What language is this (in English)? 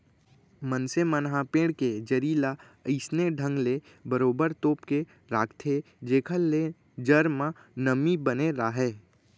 Chhattisgarhi